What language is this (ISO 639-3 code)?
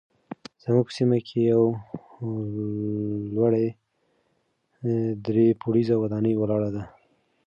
pus